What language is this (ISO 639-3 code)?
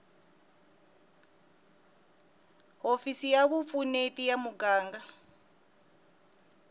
tso